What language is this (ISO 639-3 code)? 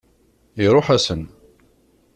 kab